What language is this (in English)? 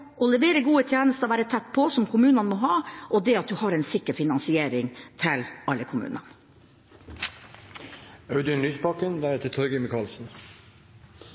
Norwegian Bokmål